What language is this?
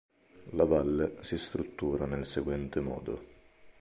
Italian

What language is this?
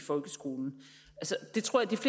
Danish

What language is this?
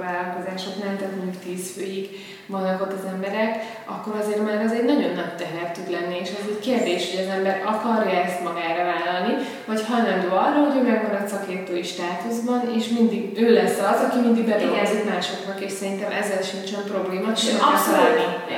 Hungarian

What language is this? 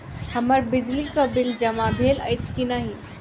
Maithili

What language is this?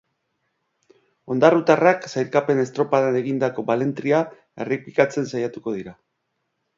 Basque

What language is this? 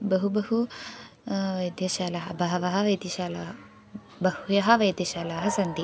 Sanskrit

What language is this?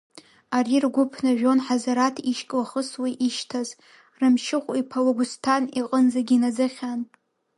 Abkhazian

